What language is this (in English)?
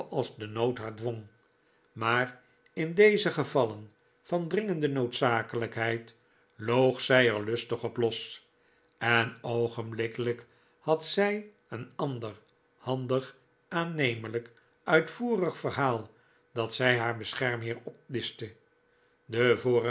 Dutch